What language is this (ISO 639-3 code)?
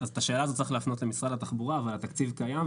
heb